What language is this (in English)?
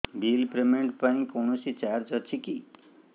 Odia